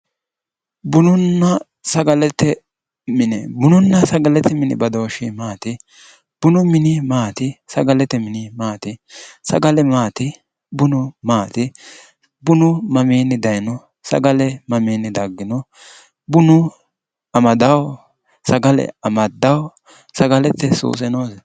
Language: Sidamo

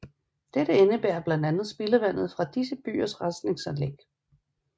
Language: Danish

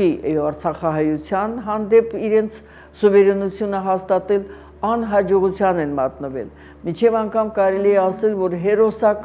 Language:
Romanian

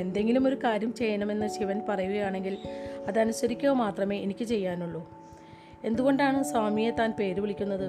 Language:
Malayalam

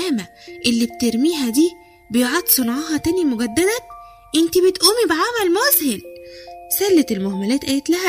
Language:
Arabic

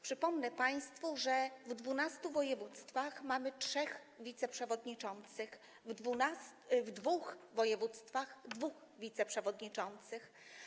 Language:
Polish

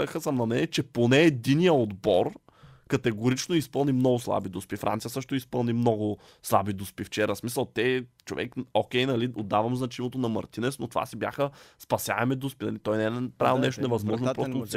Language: Bulgarian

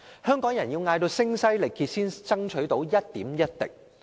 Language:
Cantonese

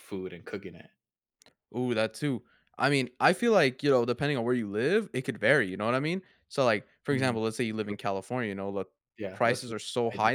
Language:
English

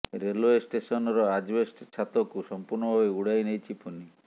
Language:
Odia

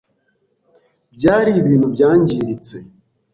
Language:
Kinyarwanda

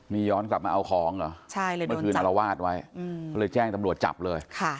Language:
Thai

